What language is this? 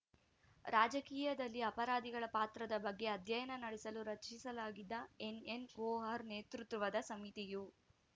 Kannada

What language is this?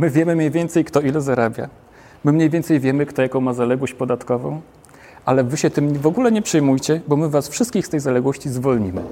Polish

